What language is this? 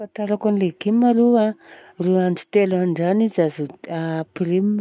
Southern Betsimisaraka Malagasy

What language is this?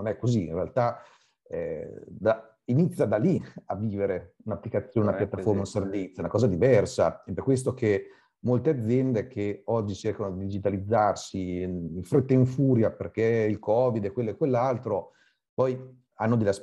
Italian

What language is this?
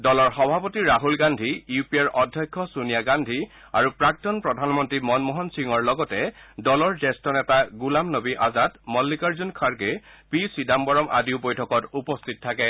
Assamese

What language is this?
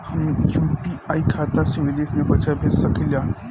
Bhojpuri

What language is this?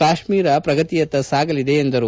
Kannada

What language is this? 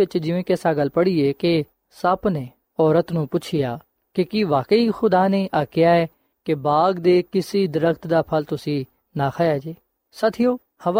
Punjabi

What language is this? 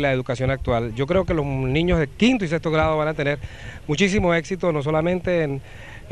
Spanish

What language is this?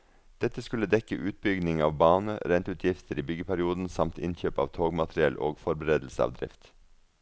Norwegian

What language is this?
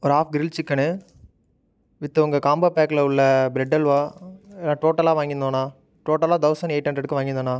Tamil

